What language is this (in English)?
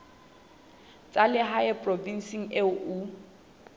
Southern Sotho